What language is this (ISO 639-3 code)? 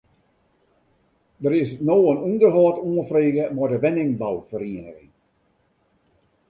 fry